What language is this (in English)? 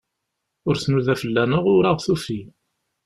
Kabyle